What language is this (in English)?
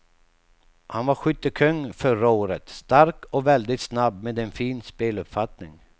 Swedish